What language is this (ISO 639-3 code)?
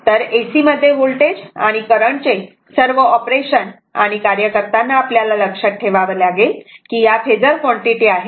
mar